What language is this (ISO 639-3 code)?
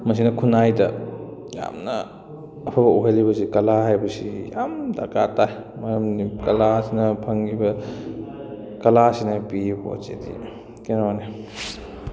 mni